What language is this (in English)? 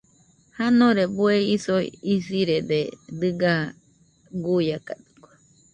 Nüpode Huitoto